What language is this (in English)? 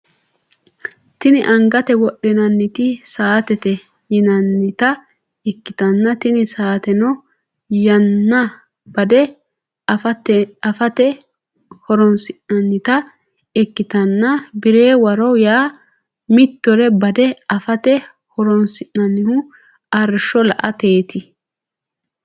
Sidamo